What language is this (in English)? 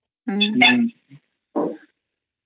Odia